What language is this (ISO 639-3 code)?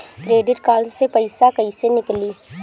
bho